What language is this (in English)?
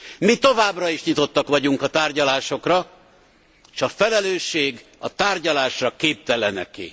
Hungarian